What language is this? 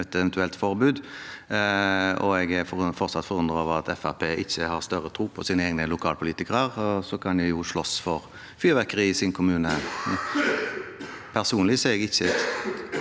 Norwegian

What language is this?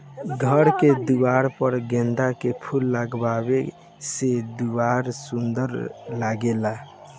Bhojpuri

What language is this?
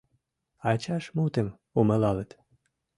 Mari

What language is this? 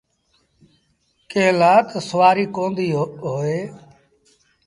Sindhi Bhil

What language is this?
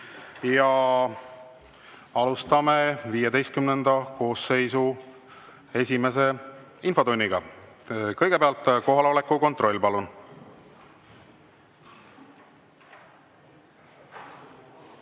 Estonian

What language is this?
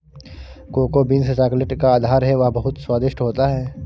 Hindi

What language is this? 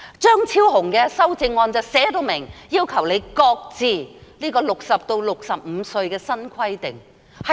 Cantonese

